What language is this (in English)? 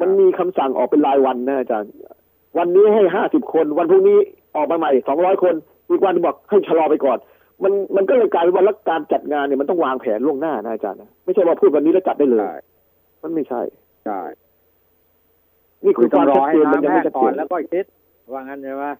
Thai